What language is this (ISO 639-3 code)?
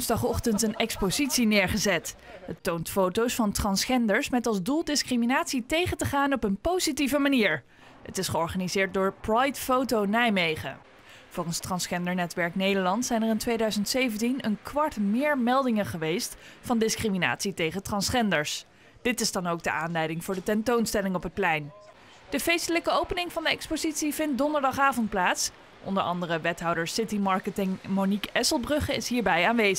nld